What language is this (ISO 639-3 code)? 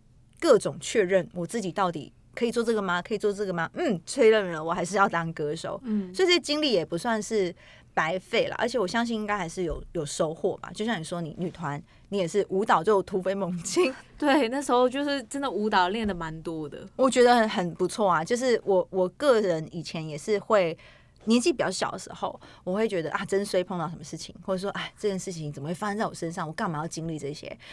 zho